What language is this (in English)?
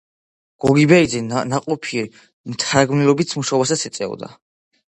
Georgian